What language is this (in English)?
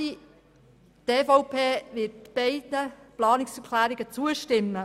Swiss German